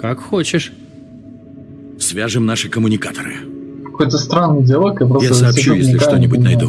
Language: Russian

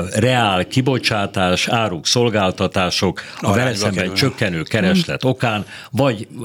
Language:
Hungarian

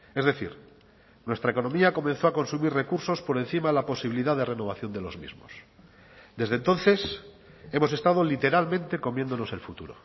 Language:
Spanish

